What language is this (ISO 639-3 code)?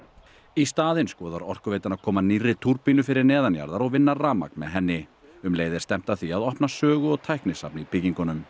isl